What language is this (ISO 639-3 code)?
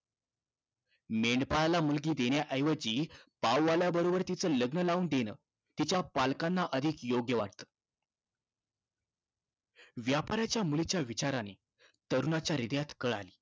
mar